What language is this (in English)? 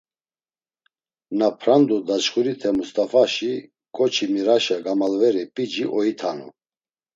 Laz